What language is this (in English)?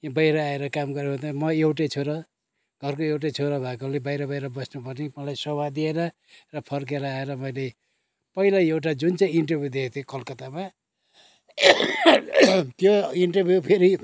Nepali